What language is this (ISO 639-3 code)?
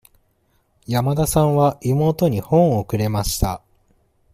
jpn